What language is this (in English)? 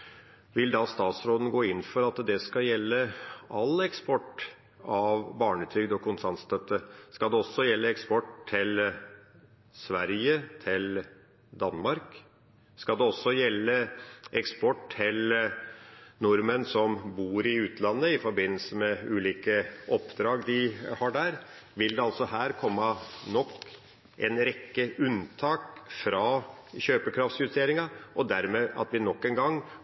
Norwegian Nynorsk